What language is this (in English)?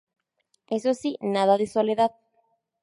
Spanish